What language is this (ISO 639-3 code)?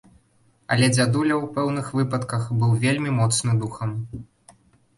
bel